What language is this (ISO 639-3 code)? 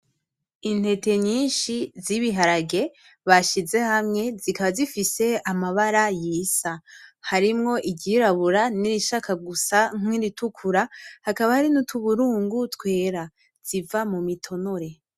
run